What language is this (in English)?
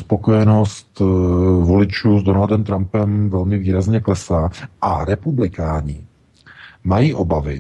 Czech